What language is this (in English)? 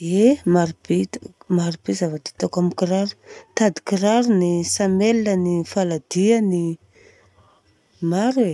Southern Betsimisaraka Malagasy